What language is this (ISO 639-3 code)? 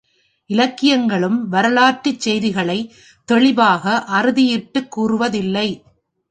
tam